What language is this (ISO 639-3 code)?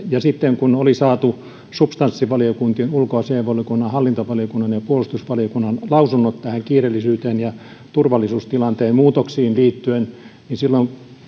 fin